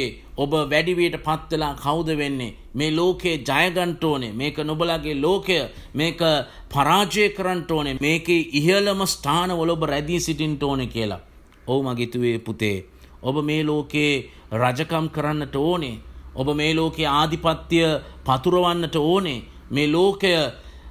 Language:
Romanian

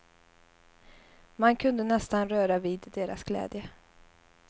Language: Swedish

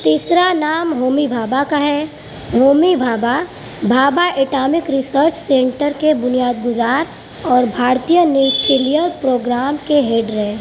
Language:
Urdu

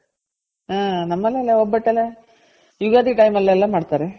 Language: Kannada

